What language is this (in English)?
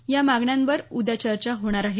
Marathi